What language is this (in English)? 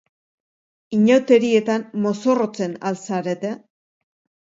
Basque